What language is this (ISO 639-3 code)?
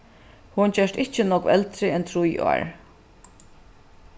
fao